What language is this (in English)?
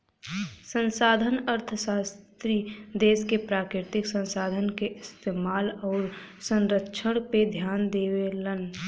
Bhojpuri